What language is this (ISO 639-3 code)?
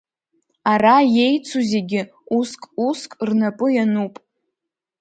abk